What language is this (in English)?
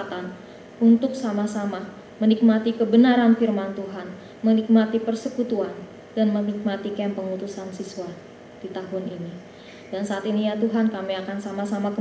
Indonesian